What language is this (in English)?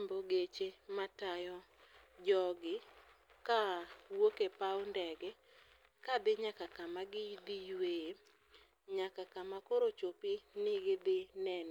Luo (Kenya and Tanzania)